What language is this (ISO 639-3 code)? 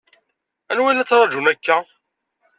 kab